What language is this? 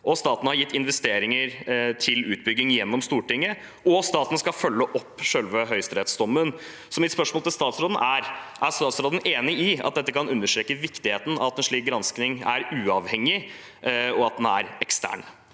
Norwegian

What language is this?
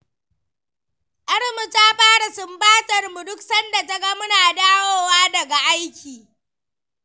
Hausa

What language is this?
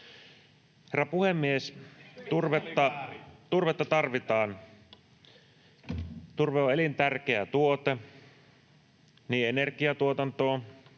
Finnish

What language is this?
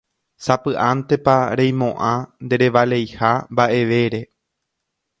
Guarani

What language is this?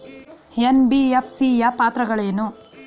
Kannada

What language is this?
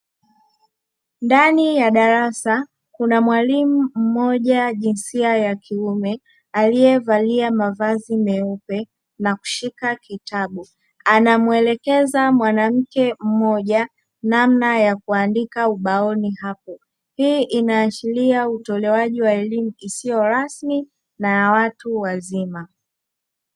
Swahili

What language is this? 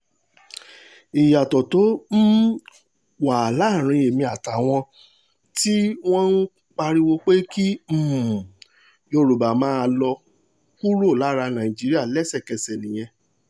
Yoruba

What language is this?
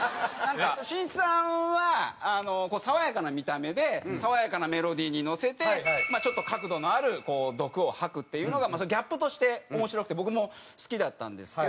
Japanese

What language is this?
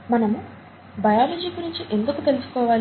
Telugu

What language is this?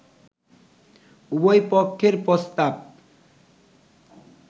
Bangla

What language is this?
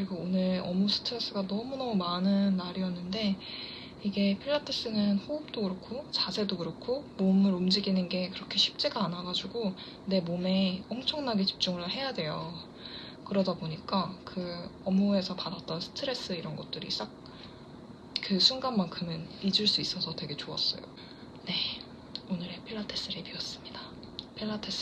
Korean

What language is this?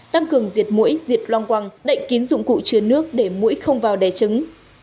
Vietnamese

